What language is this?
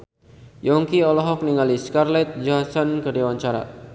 Sundanese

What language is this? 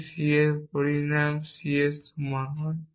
Bangla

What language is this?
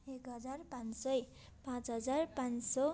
Nepali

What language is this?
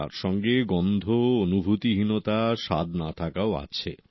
Bangla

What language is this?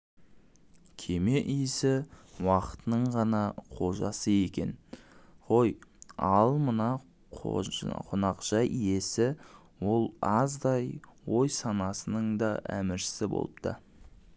Kazakh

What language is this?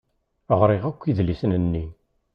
Kabyle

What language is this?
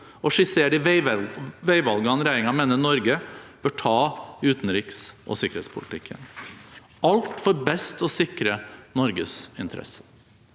Norwegian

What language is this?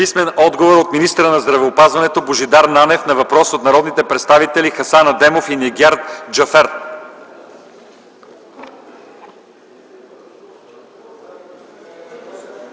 Bulgarian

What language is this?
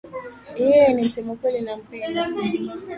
Swahili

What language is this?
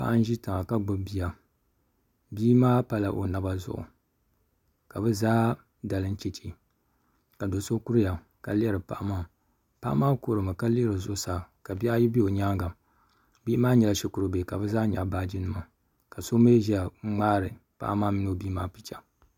Dagbani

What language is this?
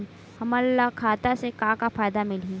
Chhattisgarhi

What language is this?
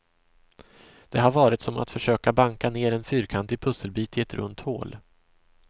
Swedish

